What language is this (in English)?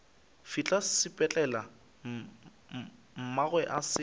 Northern Sotho